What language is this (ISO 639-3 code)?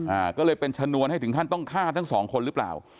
tha